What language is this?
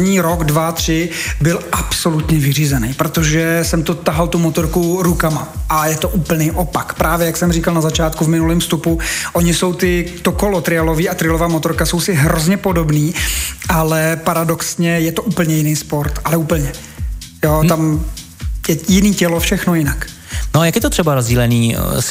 Czech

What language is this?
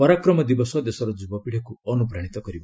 Odia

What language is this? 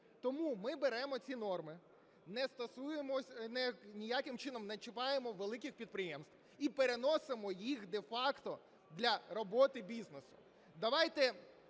Ukrainian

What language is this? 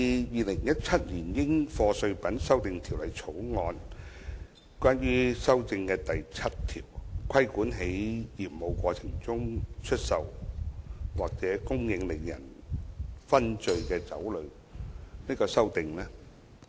Cantonese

